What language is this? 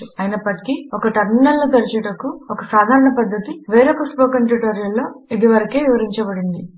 Telugu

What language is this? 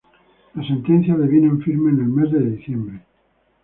Spanish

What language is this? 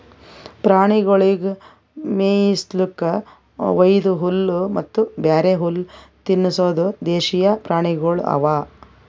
Kannada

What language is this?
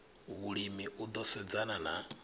Venda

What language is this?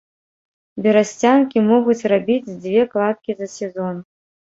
Belarusian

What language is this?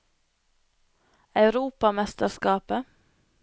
Norwegian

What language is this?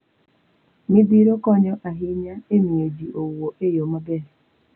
Luo (Kenya and Tanzania)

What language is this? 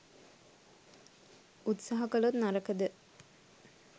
Sinhala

